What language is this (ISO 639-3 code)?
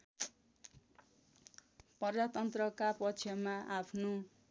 nep